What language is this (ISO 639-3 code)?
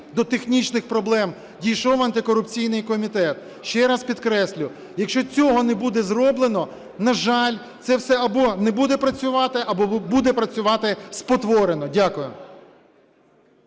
ukr